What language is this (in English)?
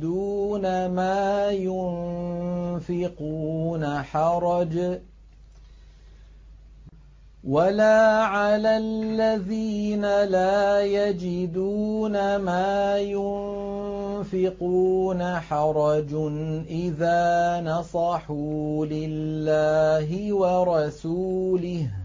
Arabic